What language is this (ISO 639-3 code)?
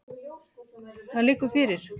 isl